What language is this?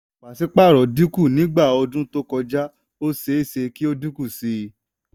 Yoruba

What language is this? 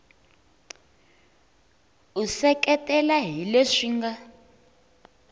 Tsonga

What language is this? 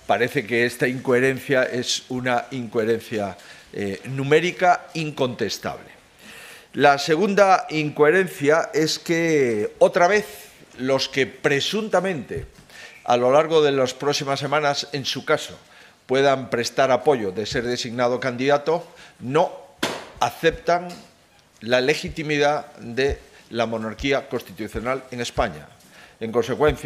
Spanish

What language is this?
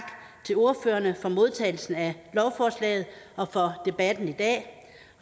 Danish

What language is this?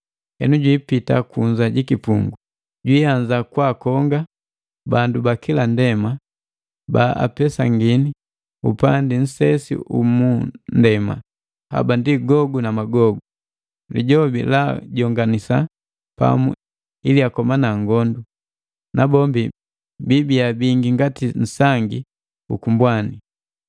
Matengo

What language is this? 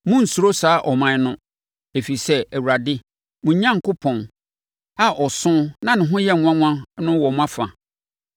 Akan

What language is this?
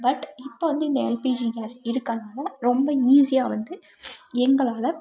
Tamil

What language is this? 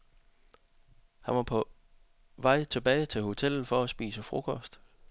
Danish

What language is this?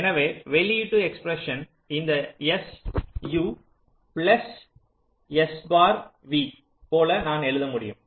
Tamil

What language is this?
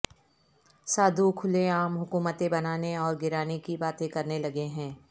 Urdu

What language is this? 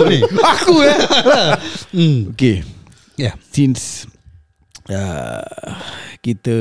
Malay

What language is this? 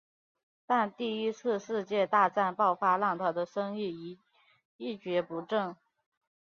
Chinese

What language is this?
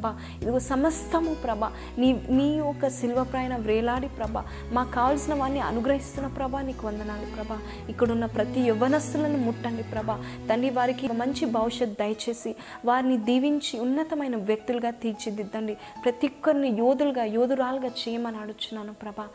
Telugu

